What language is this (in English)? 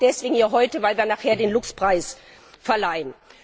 German